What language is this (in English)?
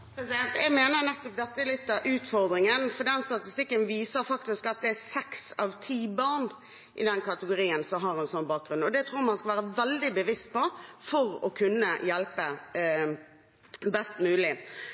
Norwegian Bokmål